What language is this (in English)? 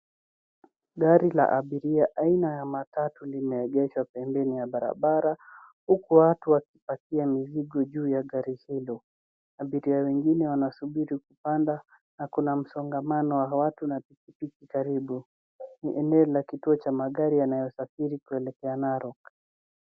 Swahili